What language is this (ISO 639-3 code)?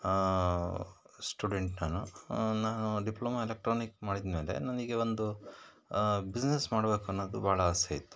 kan